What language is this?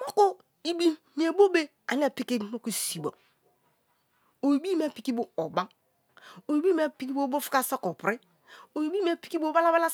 Kalabari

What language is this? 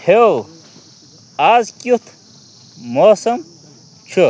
Kashmiri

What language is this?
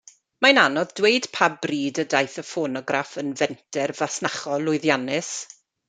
Welsh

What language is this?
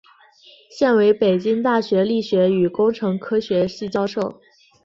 Chinese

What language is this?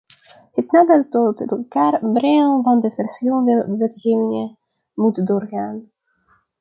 Dutch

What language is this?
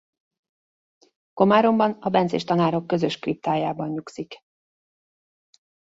Hungarian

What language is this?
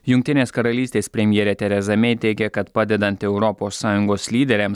Lithuanian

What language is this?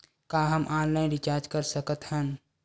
Chhattisgarhi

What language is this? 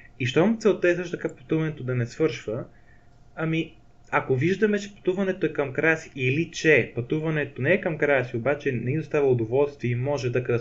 Bulgarian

